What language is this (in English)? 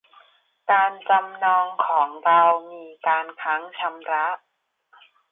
Thai